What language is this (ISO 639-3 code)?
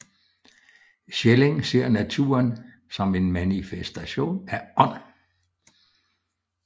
dan